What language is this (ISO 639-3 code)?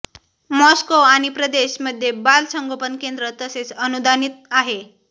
mar